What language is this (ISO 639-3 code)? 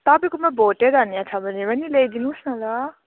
nep